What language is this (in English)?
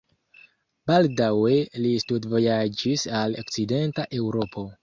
Esperanto